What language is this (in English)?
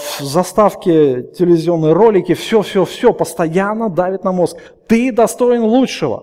Russian